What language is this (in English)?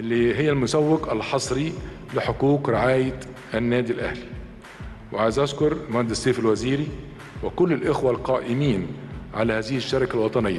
Arabic